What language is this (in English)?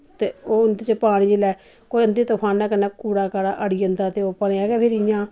Dogri